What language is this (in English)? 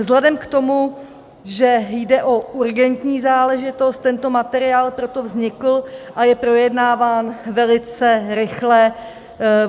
Czech